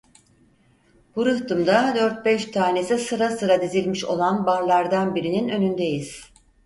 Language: Turkish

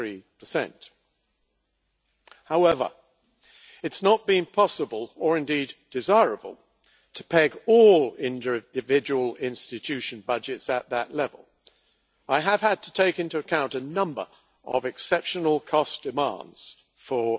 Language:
English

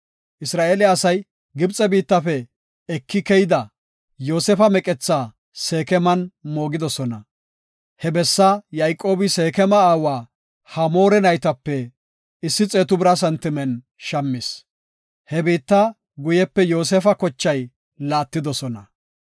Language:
Gofa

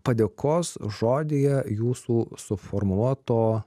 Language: Lithuanian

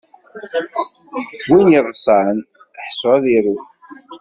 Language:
Kabyle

